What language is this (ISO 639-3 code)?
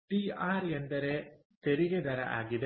kan